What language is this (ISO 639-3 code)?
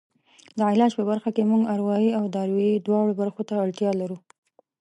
pus